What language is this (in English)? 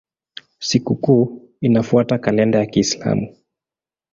Swahili